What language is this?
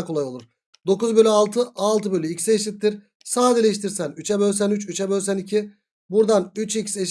Turkish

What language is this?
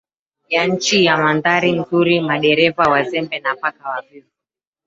Swahili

